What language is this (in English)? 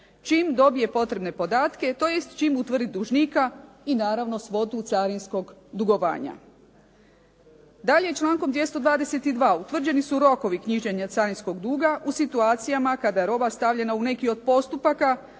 Croatian